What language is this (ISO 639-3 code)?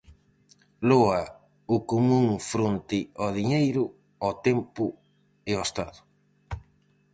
glg